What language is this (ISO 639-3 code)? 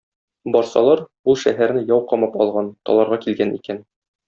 tat